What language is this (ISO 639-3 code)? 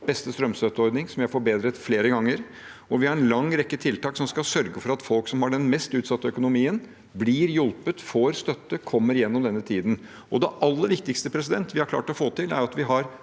nor